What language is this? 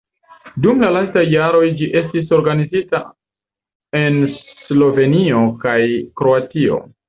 Esperanto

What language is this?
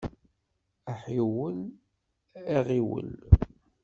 Kabyle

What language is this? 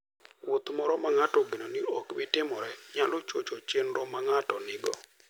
Luo (Kenya and Tanzania)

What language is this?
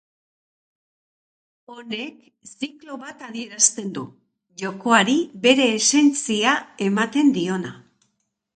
Basque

